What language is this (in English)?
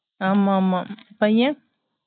Tamil